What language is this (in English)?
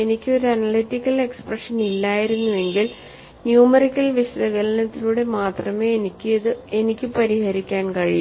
Malayalam